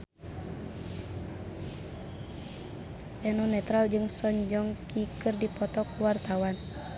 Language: Sundanese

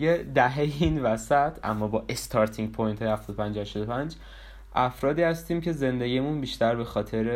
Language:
Persian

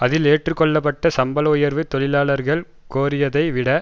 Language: Tamil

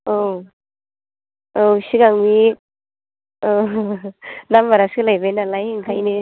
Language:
Bodo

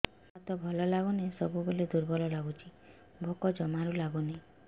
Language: Odia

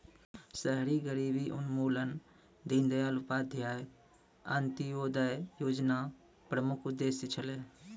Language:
Maithili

